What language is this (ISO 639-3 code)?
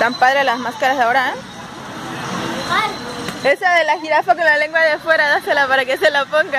spa